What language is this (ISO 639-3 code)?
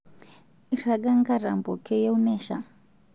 mas